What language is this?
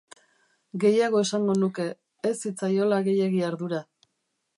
Basque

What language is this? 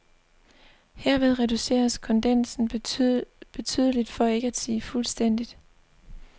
Danish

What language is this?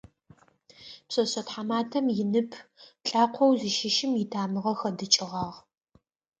Adyghe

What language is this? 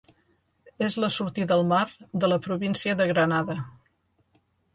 Catalan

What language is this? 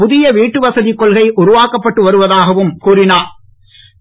Tamil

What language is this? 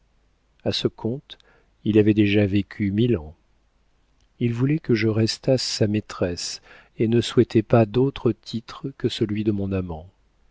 French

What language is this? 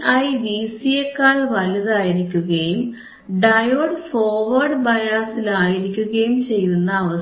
Malayalam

